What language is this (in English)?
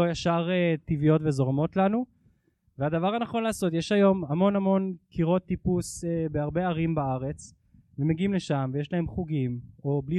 Hebrew